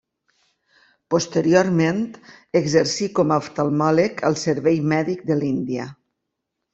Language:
Catalan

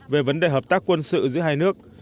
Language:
Vietnamese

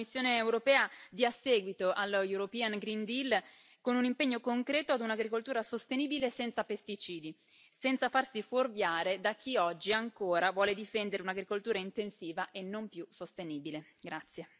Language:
Italian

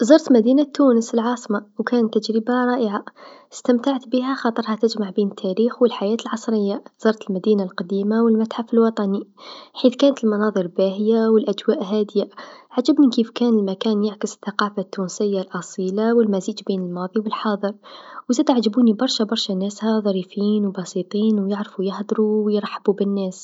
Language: Tunisian Arabic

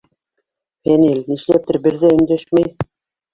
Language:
Bashkir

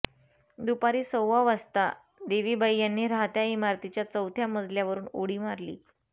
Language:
Marathi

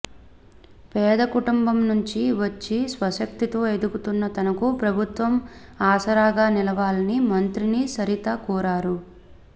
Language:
Telugu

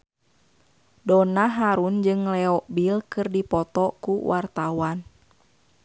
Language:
Sundanese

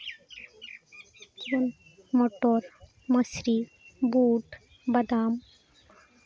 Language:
Santali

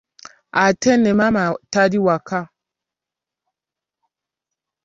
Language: Ganda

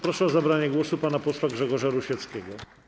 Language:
Polish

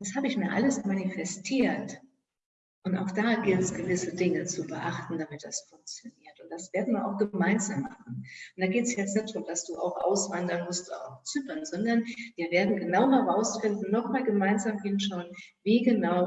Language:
German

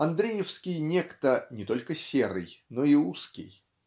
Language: Russian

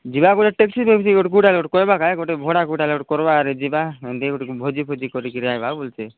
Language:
Odia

